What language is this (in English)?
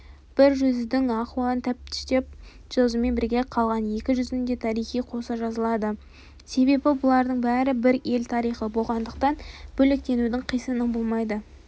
Kazakh